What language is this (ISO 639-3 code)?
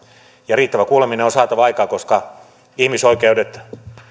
fin